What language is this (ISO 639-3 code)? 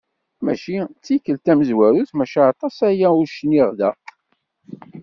kab